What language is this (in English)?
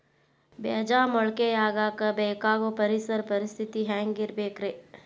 Kannada